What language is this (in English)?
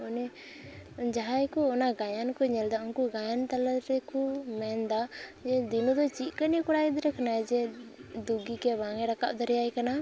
Santali